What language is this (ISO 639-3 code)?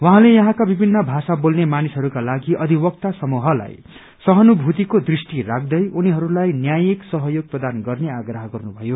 nep